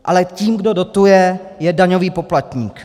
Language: Czech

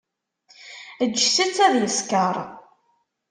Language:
Kabyle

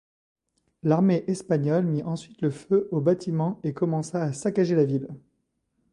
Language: French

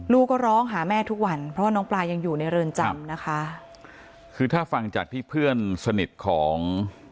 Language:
Thai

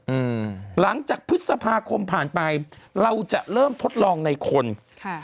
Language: Thai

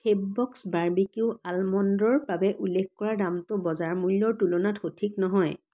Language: Assamese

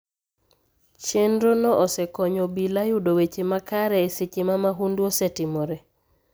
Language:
Luo (Kenya and Tanzania)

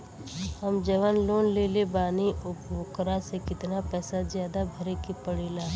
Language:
Bhojpuri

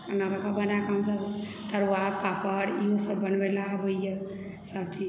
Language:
Maithili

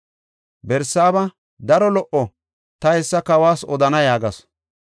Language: Gofa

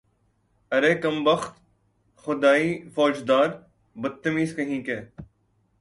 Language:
Urdu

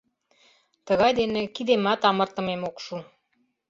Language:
Mari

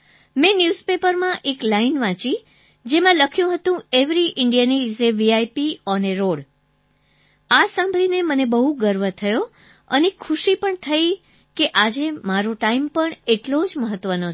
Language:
Gujarati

